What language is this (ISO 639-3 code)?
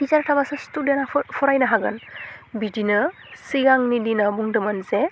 brx